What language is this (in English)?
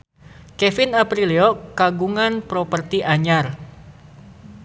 Sundanese